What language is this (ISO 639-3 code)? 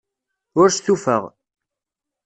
kab